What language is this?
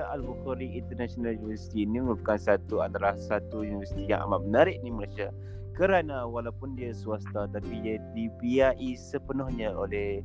Malay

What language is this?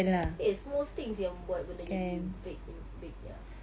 English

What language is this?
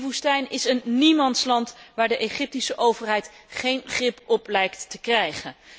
Dutch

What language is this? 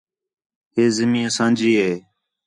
Khetrani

